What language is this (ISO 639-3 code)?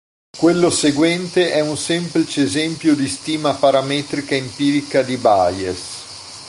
ita